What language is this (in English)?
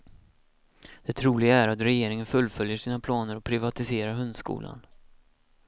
Swedish